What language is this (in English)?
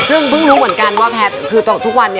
Thai